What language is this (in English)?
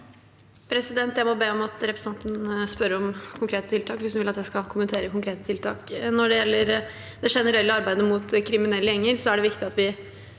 Norwegian